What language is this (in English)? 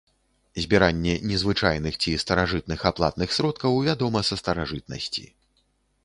Belarusian